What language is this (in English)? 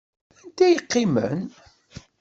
Kabyle